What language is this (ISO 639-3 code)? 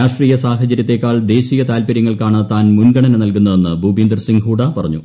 mal